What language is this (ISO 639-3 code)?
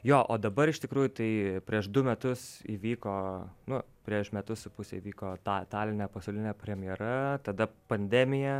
lit